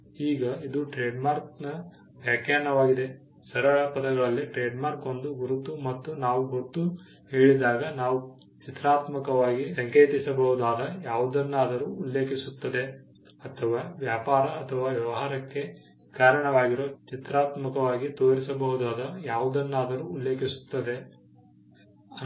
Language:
Kannada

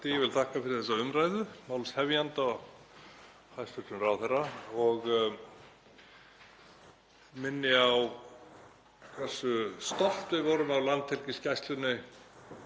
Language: Icelandic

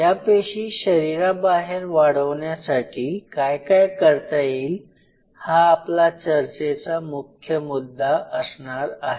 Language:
Marathi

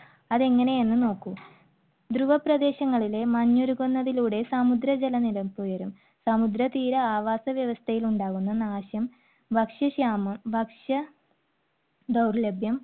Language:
Malayalam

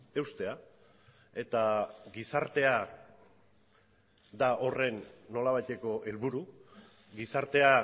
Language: Basque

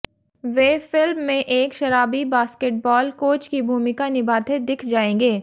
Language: Hindi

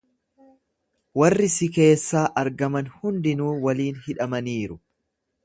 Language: Oromo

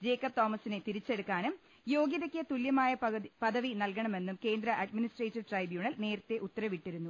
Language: Malayalam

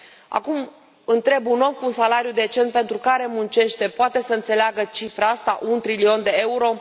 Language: Romanian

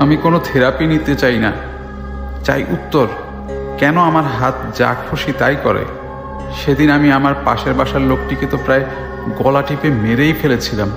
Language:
Bangla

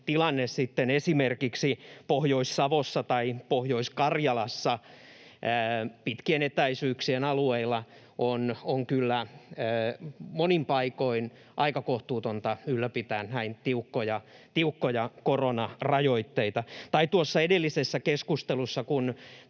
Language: Finnish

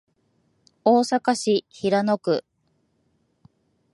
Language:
Japanese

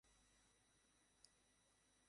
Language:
Bangla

